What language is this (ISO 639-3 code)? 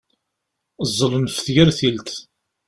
kab